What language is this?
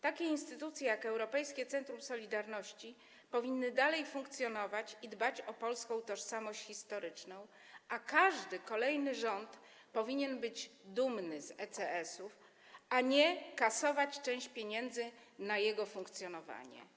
Polish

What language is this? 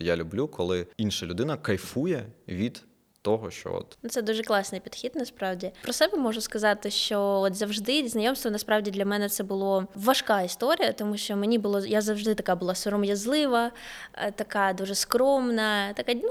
Ukrainian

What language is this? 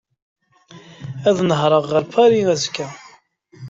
Kabyle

